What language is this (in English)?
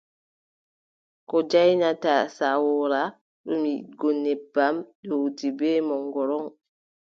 Adamawa Fulfulde